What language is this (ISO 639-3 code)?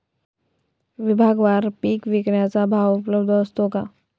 mar